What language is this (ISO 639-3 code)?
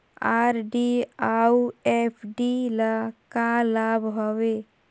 hne